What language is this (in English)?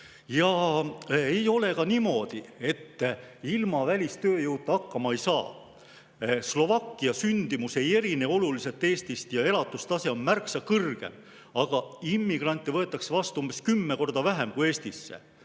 Estonian